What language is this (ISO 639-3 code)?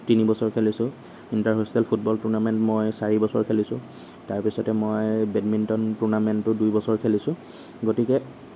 asm